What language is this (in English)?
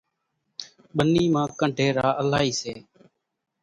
Kachi Koli